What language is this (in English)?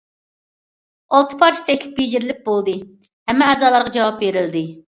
Uyghur